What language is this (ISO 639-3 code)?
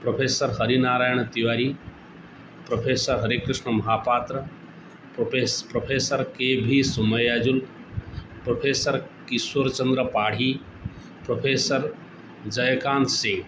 san